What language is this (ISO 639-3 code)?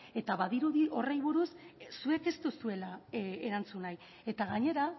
eus